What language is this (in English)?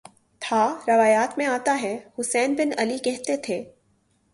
Urdu